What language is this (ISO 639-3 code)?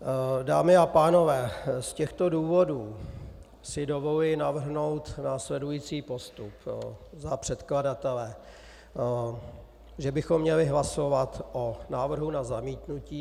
ces